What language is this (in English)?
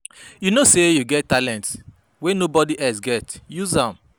Nigerian Pidgin